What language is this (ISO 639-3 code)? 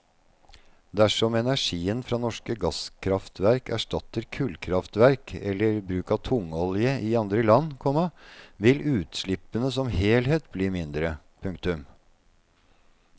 nor